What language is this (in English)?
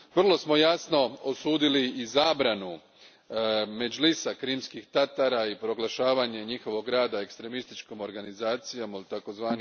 Croatian